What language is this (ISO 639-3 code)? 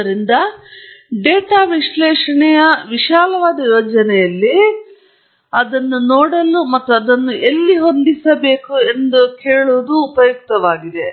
kan